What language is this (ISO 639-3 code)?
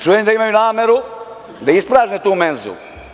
srp